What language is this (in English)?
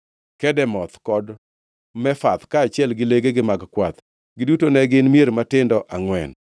Luo (Kenya and Tanzania)